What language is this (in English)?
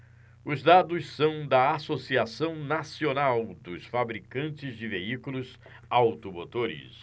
Portuguese